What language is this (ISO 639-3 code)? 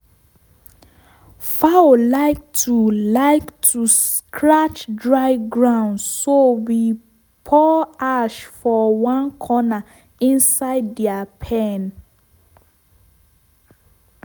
pcm